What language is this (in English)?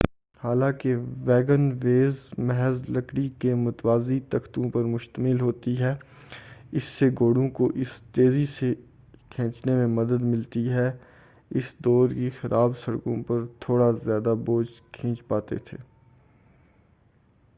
Urdu